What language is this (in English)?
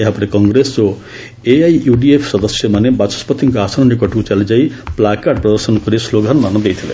Odia